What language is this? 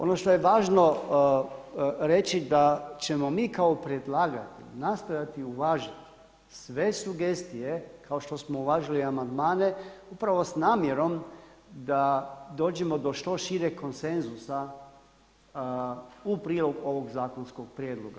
Croatian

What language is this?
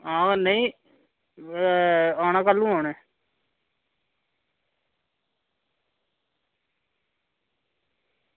Dogri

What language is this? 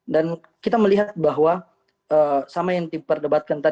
Indonesian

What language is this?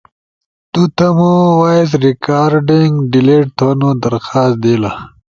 Ushojo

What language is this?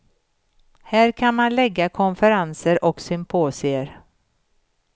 Swedish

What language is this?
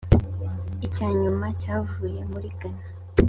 Kinyarwanda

